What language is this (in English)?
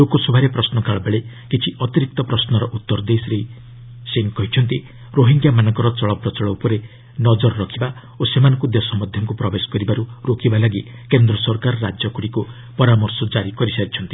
Odia